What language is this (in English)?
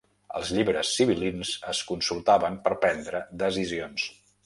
Catalan